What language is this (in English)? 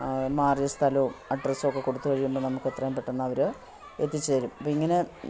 Malayalam